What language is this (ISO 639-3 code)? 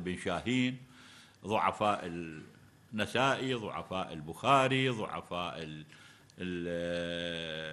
ara